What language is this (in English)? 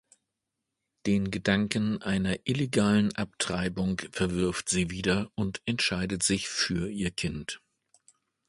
German